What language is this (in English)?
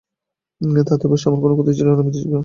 Bangla